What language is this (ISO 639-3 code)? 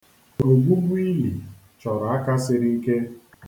ibo